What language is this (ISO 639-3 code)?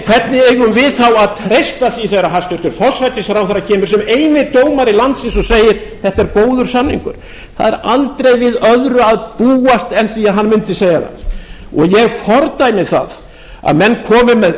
isl